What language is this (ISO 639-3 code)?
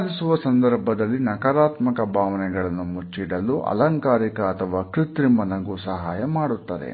kan